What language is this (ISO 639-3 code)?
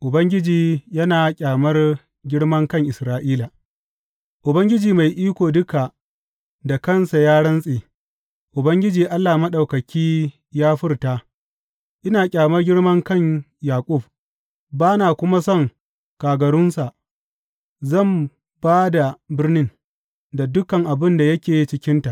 hau